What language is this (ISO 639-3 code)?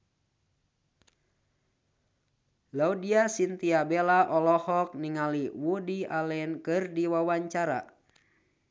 sun